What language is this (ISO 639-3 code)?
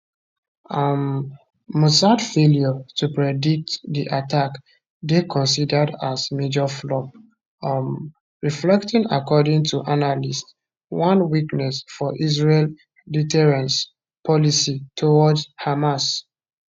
pcm